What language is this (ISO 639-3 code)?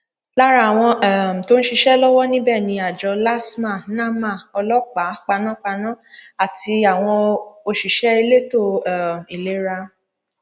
yor